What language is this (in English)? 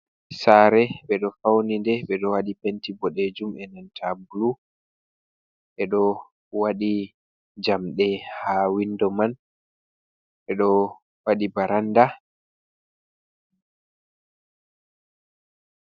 Fula